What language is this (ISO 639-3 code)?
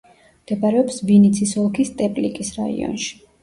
kat